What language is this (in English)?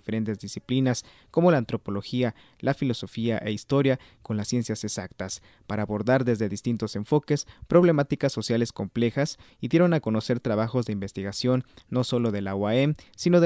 Spanish